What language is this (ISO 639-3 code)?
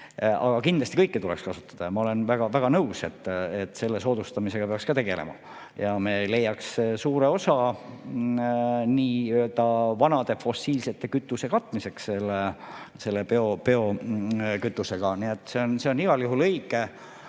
est